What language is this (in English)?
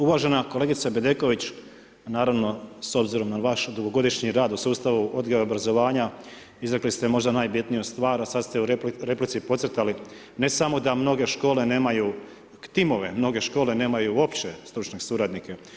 Croatian